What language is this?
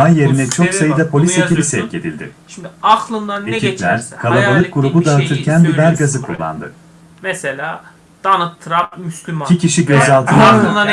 Turkish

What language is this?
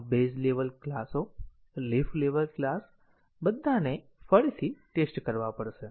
Gujarati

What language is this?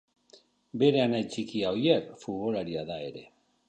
Basque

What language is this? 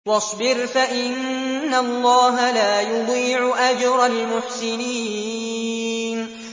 Arabic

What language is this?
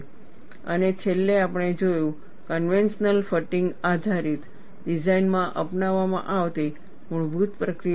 Gujarati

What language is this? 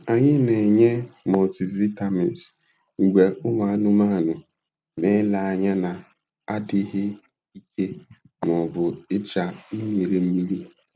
Igbo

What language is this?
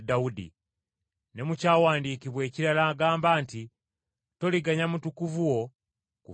Ganda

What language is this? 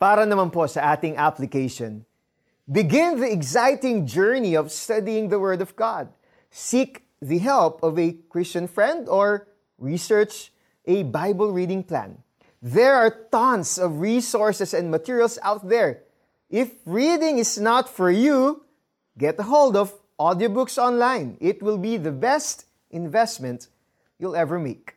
Filipino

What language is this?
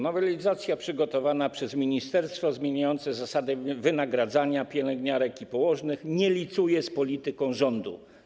Polish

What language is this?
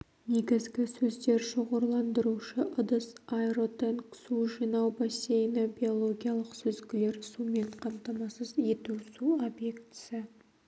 Kazakh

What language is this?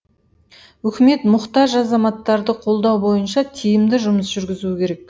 Kazakh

